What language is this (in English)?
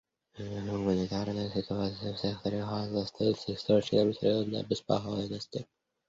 Russian